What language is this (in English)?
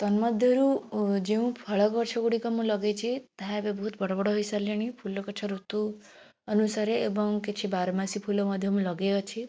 Odia